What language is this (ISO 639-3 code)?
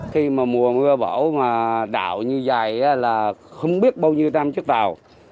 vie